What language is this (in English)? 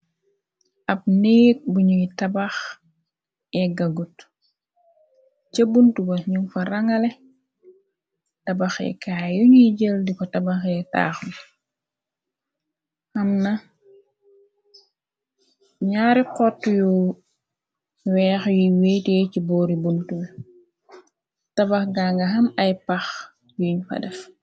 Wolof